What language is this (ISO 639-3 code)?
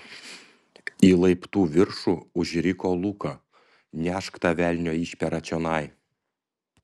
lit